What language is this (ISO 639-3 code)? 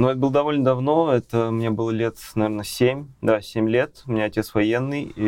rus